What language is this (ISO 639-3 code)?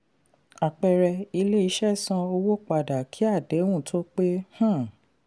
yor